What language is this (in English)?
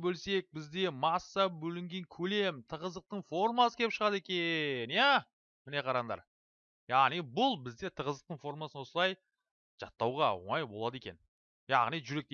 Turkish